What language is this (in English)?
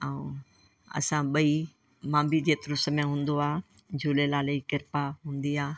Sindhi